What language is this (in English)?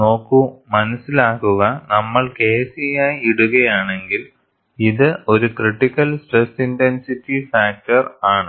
Malayalam